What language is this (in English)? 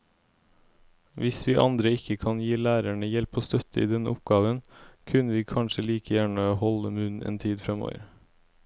Norwegian